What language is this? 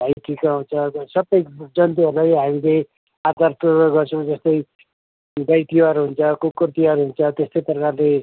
Nepali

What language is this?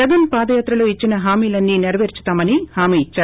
Telugu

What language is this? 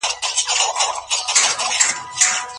Pashto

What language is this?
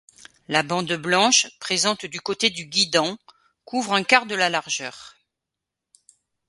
French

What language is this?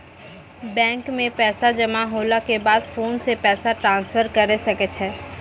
Maithili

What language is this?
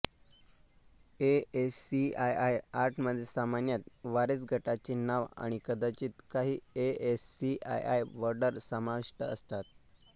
Marathi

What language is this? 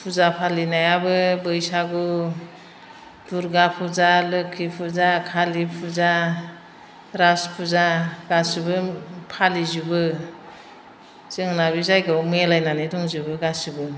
Bodo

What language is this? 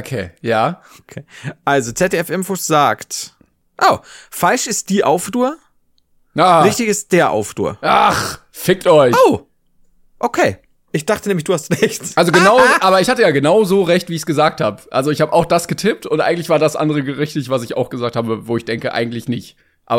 German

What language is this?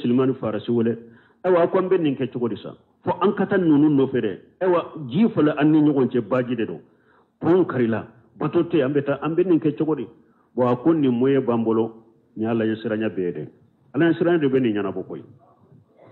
Arabic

